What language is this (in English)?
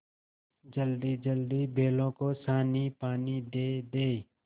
Hindi